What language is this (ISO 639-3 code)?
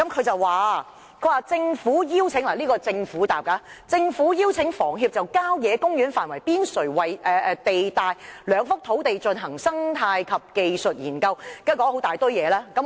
yue